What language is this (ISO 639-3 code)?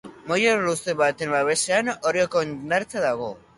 eus